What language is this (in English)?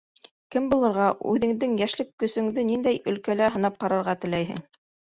Bashkir